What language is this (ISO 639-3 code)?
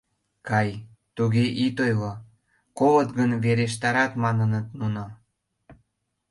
chm